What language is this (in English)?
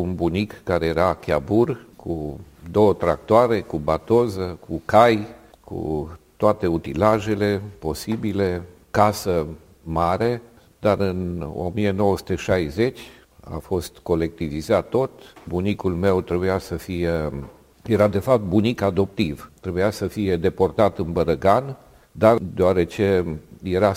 Romanian